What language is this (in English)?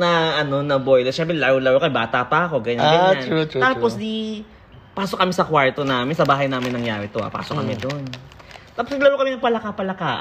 Filipino